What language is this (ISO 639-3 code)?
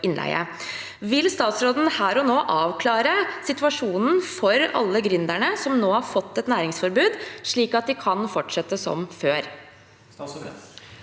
nor